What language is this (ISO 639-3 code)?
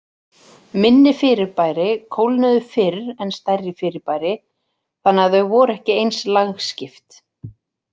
isl